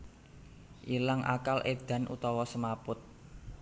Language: Javanese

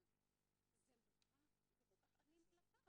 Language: Hebrew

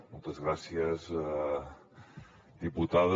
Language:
Catalan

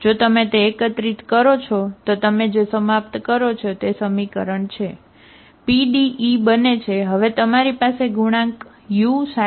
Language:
Gujarati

